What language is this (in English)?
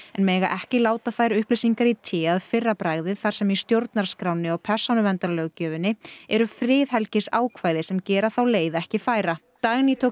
Icelandic